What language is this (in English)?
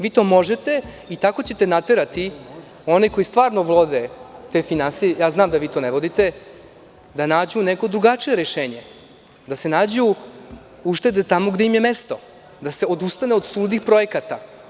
Serbian